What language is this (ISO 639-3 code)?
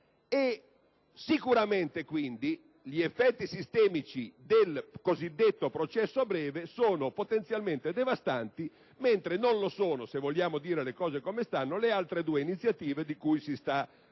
ita